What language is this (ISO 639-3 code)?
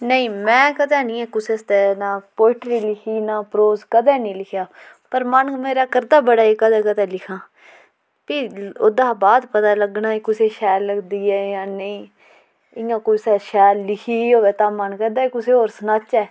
doi